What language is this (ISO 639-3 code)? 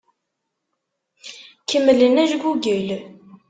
kab